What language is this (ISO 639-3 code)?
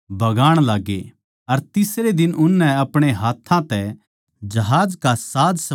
bgc